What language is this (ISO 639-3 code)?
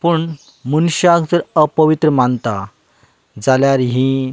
kok